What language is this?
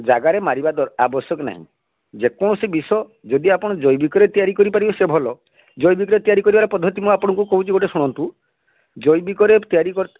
Odia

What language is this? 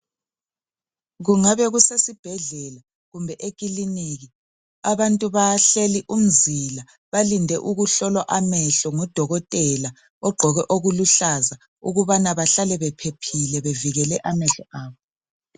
North Ndebele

